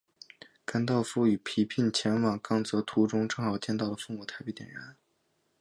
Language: Chinese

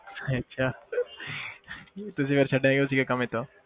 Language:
Punjabi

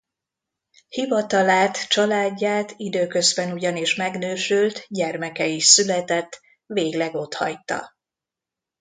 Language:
Hungarian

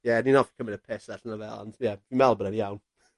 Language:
Welsh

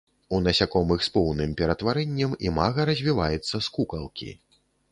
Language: Belarusian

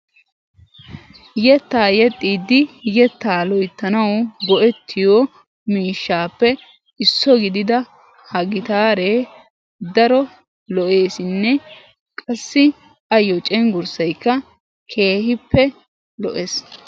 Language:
Wolaytta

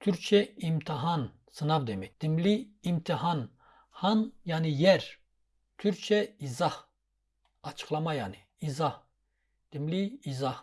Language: Turkish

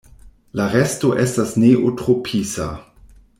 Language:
Esperanto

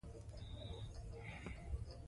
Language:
Pashto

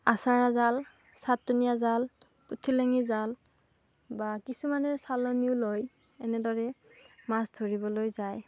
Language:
Assamese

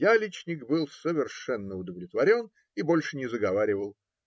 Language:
Russian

